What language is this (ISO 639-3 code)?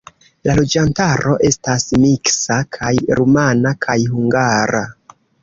epo